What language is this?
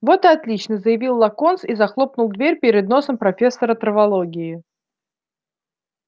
Russian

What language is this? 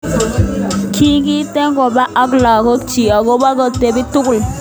Kalenjin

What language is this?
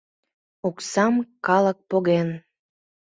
Mari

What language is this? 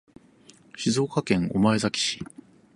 Japanese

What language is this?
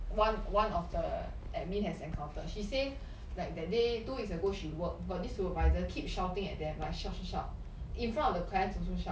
English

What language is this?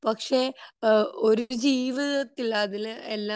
Malayalam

